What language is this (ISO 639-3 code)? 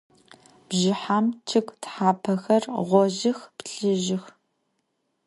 ady